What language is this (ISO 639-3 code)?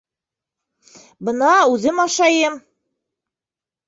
bak